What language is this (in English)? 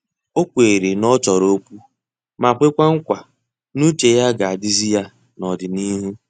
Igbo